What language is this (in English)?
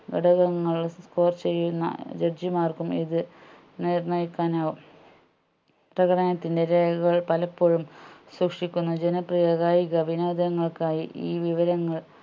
Malayalam